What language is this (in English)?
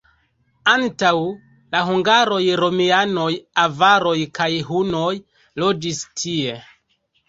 Esperanto